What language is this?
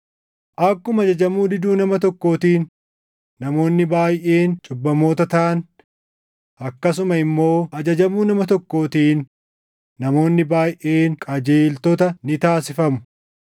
Oromo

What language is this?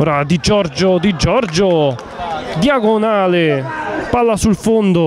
Italian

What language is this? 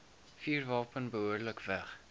Afrikaans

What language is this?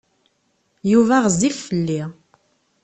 Kabyle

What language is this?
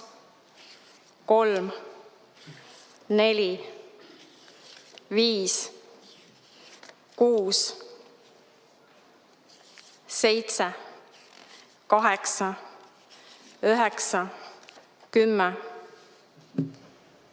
Estonian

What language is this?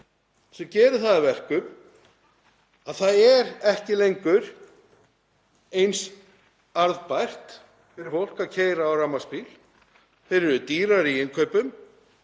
Icelandic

